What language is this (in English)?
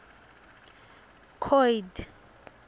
Swati